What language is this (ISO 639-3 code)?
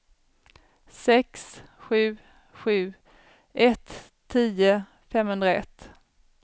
swe